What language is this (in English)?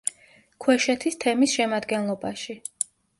Georgian